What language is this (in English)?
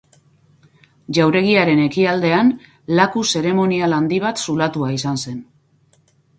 Basque